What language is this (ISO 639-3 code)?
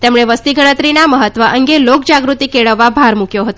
guj